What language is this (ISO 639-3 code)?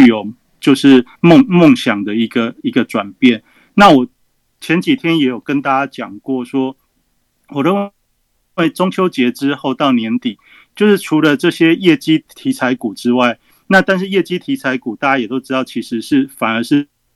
zho